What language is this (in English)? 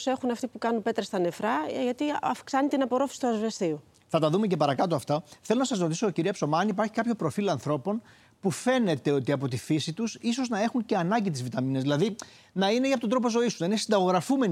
Greek